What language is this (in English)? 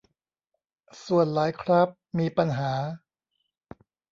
Thai